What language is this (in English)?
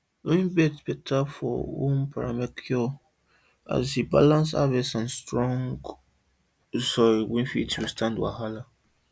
Nigerian Pidgin